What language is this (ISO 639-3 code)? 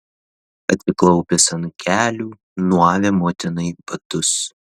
lit